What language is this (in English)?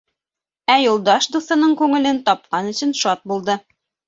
Bashkir